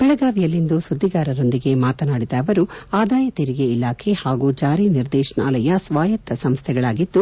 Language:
Kannada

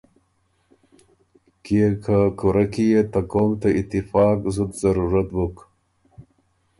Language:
Ormuri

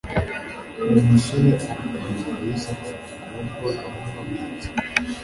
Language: Kinyarwanda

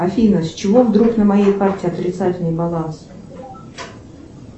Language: Russian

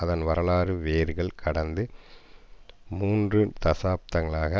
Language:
Tamil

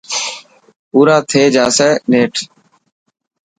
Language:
Dhatki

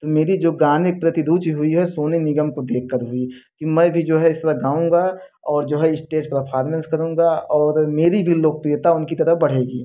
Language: Hindi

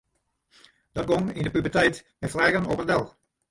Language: Western Frisian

